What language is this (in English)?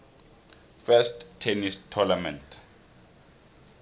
South Ndebele